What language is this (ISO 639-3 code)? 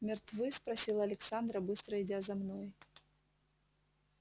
rus